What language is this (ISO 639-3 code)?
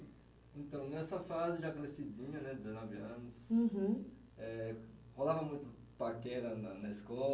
por